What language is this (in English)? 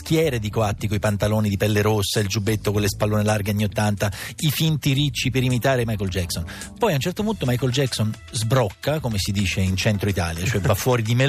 Italian